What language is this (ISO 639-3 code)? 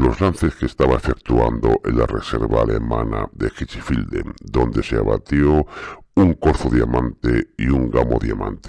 spa